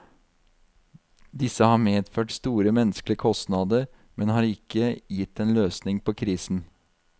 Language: Norwegian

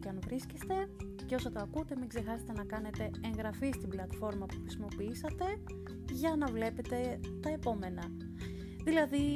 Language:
Greek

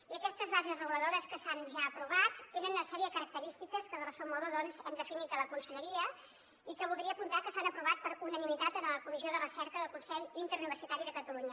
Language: Catalan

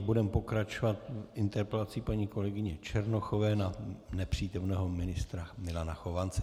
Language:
Czech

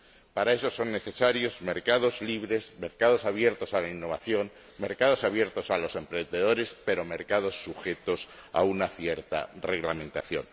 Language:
Spanish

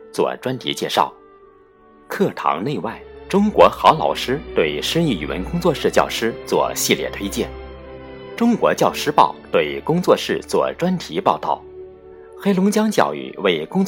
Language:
Chinese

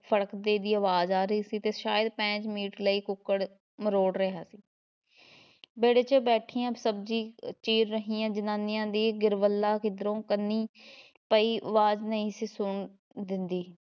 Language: Punjabi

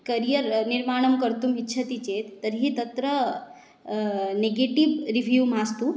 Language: Sanskrit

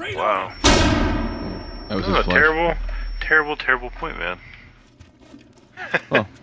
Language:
English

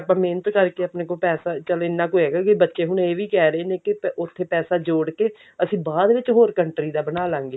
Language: Punjabi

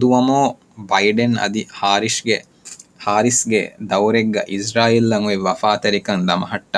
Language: Urdu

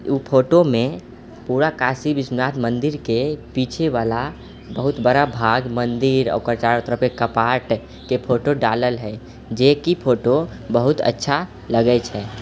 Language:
Maithili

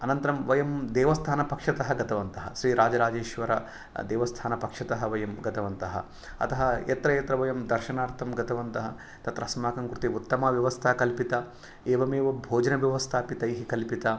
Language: Sanskrit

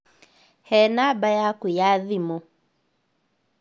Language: Kikuyu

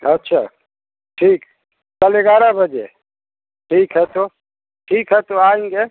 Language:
Hindi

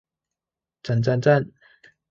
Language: Chinese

